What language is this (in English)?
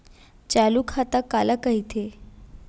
Chhattisgarhi